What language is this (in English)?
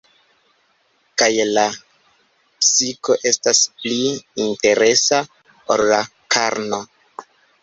Esperanto